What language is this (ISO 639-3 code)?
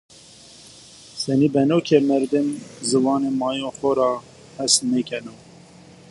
zza